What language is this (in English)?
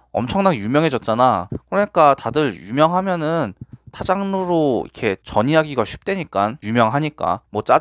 Korean